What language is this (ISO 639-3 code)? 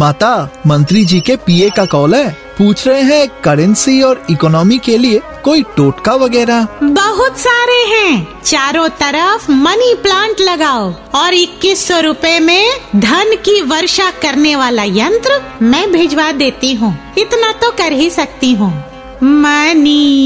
hin